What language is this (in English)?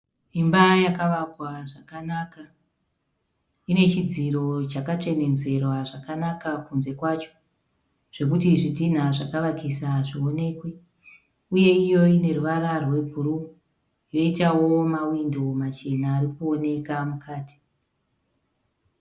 Shona